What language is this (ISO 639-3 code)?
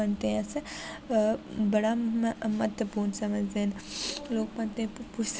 doi